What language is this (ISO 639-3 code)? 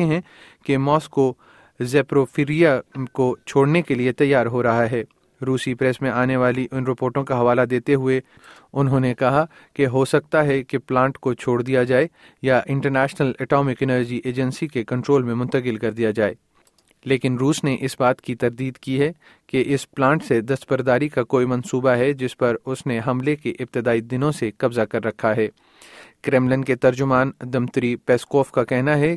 urd